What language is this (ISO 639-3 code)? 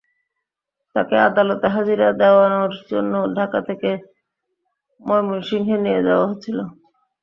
ben